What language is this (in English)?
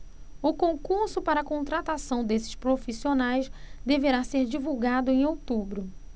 Portuguese